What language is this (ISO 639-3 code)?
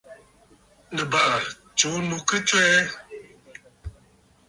bfd